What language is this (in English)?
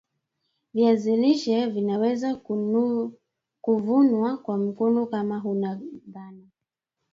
Swahili